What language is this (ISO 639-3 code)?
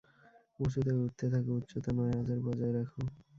ben